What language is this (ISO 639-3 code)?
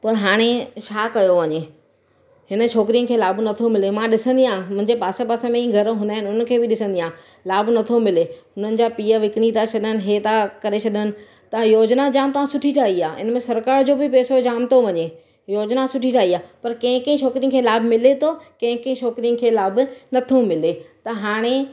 snd